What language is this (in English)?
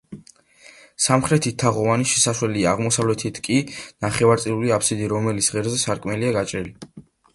Georgian